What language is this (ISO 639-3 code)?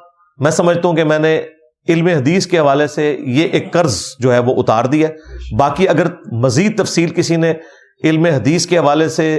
urd